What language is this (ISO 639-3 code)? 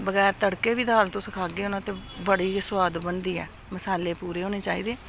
doi